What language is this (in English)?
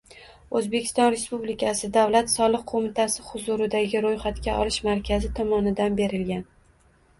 Uzbek